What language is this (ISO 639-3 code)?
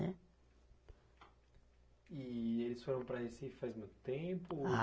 por